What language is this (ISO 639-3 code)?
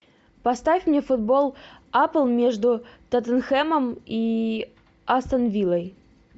rus